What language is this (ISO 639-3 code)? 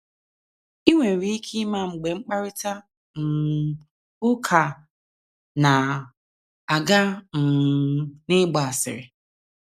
ibo